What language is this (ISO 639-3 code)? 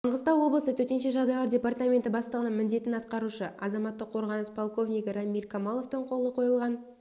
kaz